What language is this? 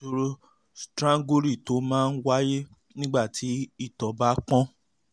Yoruba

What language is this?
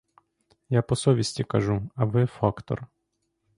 Ukrainian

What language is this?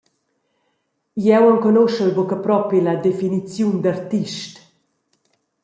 Romansh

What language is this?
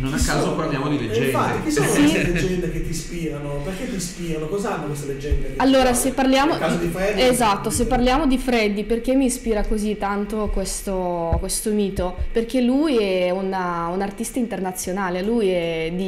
Italian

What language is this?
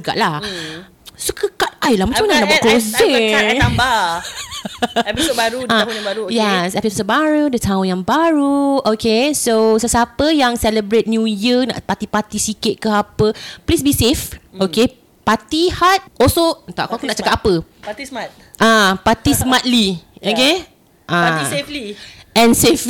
Malay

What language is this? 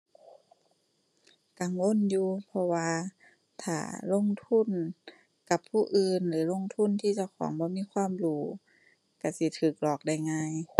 Thai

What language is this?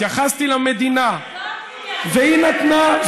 Hebrew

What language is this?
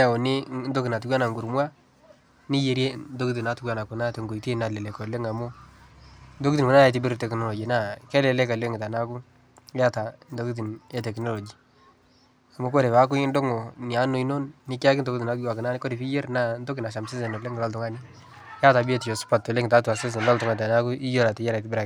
Masai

